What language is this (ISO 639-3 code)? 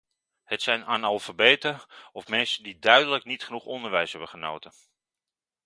nld